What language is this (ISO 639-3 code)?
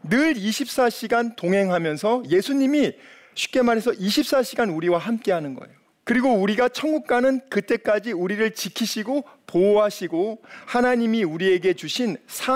kor